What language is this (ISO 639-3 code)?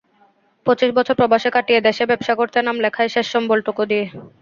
ben